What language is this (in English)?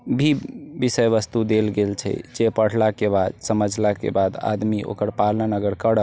Maithili